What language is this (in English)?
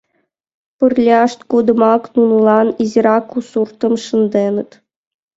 Mari